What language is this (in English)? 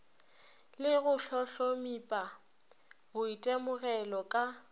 Northern Sotho